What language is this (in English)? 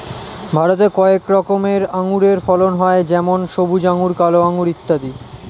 Bangla